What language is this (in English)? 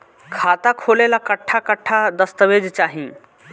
Bhojpuri